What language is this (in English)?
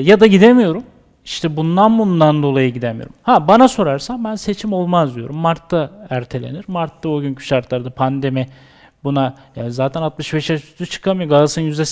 Turkish